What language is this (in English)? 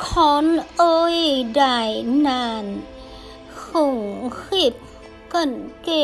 Vietnamese